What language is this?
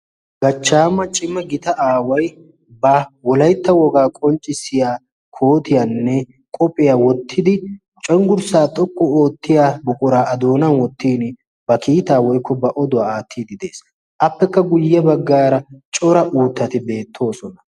Wolaytta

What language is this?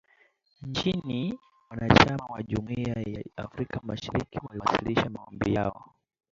Swahili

